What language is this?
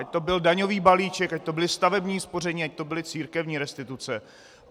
Czech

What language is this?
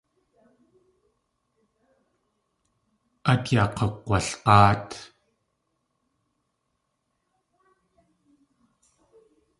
Tlingit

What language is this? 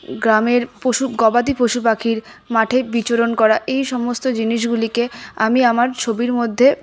Bangla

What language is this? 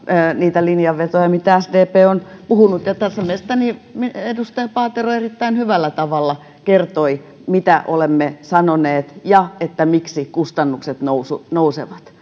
Finnish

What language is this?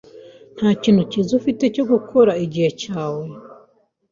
Kinyarwanda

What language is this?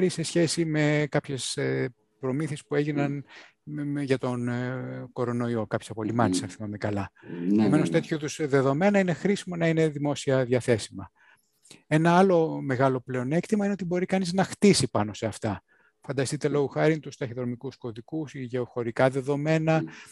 Greek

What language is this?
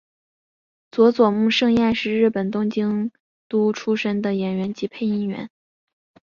Chinese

